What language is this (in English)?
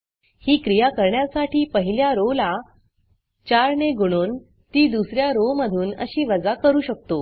Marathi